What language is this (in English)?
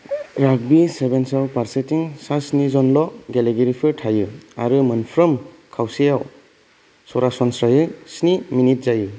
Bodo